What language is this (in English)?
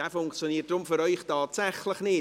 Swiss German